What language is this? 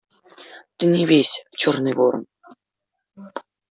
Russian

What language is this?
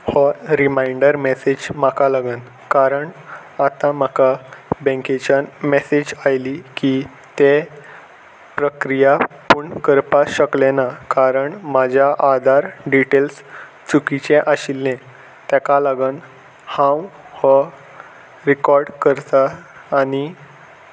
Konkani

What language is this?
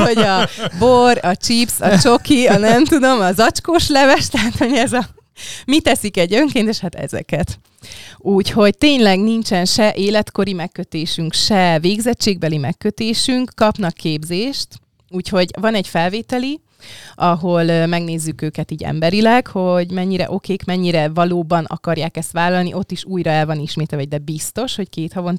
Hungarian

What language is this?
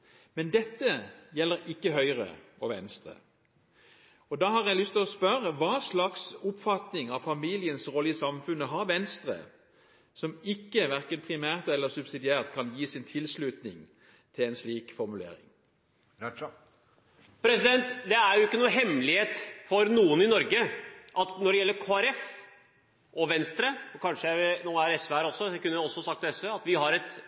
Norwegian Bokmål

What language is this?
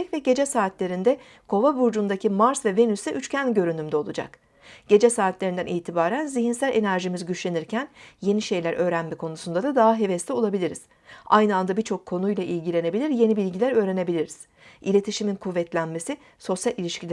Turkish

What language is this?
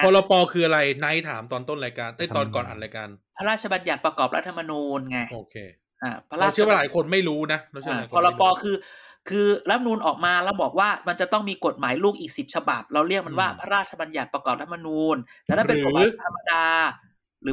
Thai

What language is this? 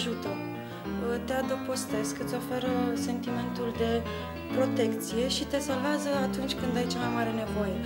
Romanian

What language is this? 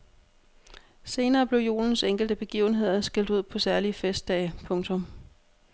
Danish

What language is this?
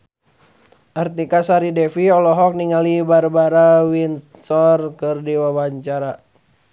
Sundanese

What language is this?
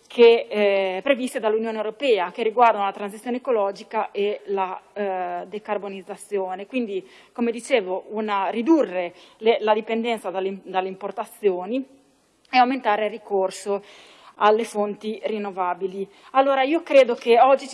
Italian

